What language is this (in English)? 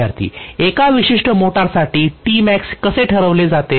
Marathi